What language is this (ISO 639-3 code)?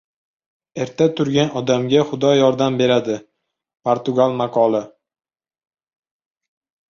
uzb